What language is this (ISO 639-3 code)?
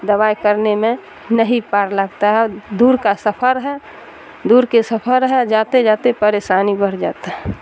urd